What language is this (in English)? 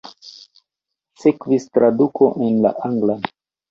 Esperanto